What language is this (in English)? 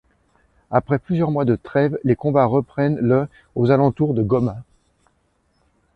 French